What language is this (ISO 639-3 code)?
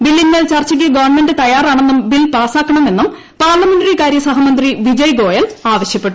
mal